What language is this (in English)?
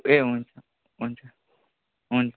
Nepali